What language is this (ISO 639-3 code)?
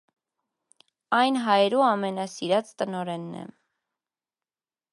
hye